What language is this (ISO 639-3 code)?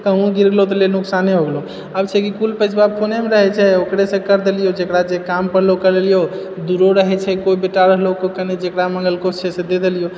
mai